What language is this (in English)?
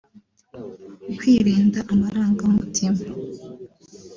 Kinyarwanda